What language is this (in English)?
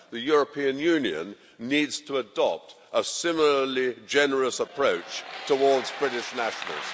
English